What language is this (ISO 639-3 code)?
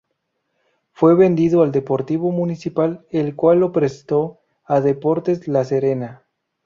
spa